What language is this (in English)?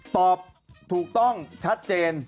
Thai